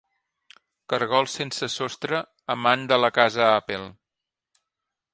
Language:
Catalan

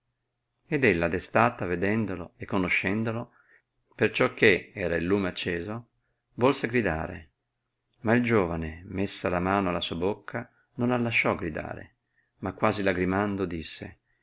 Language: Italian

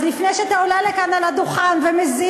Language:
Hebrew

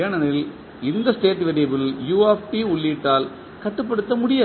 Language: Tamil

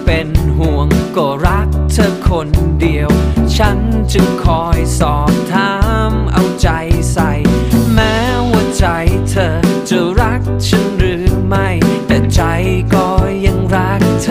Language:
Thai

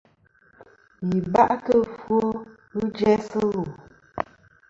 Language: Kom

